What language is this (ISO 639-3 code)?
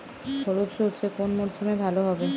ben